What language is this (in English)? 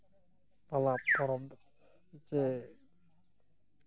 Santali